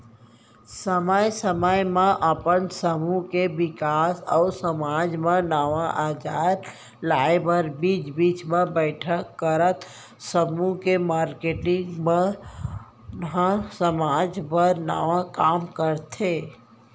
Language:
Chhattisgarhi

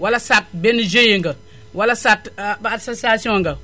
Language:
Wolof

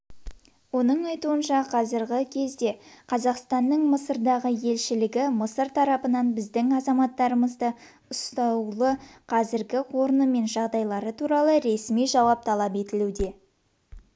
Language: Kazakh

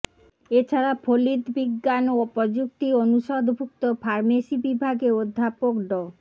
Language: Bangla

